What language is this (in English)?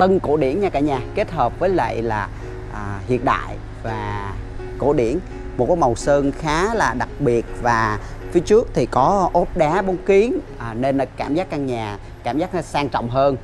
Vietnamese